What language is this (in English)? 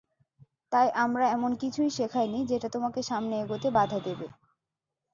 Bangla